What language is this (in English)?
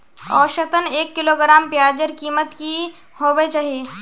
Magahi